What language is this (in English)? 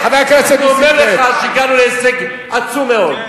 Hebrew